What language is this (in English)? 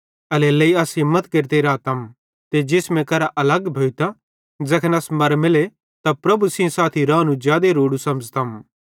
Bhadrawahi